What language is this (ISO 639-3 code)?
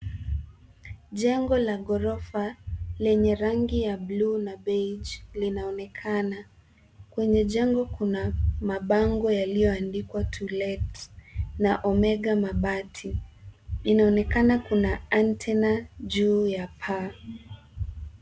swa